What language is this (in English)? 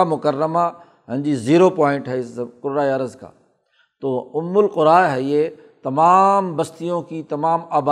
Urdu